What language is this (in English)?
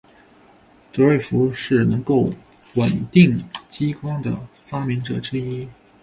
Chinese